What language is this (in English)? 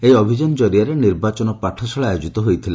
Odia